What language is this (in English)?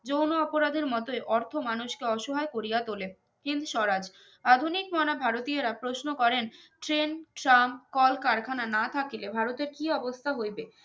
Bangla